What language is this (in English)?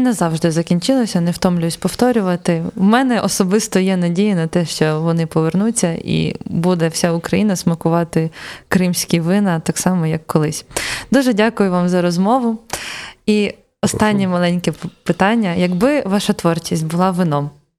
Ukrainian